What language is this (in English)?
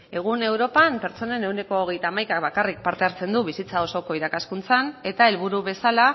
Basque